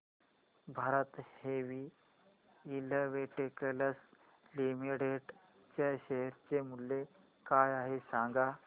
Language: Marathi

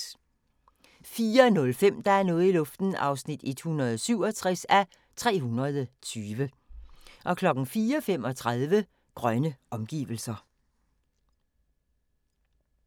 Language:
Danish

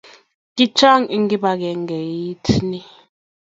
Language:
Kalenjin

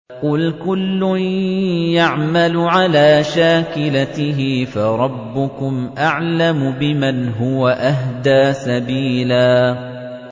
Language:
Arabic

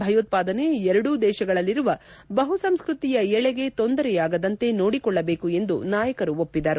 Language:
Kannada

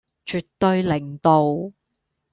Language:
Cantonese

